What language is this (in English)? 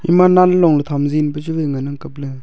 Wancho Naga